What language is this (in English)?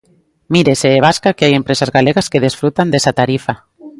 Galician